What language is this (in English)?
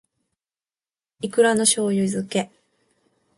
Japanese